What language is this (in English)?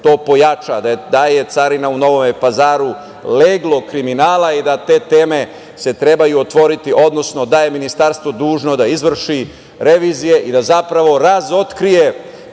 Serbian